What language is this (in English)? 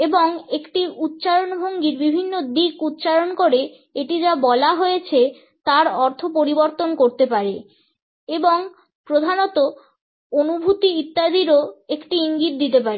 Bangla